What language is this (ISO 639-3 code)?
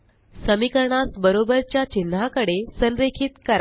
mar